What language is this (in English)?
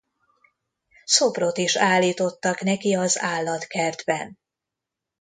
Hungarian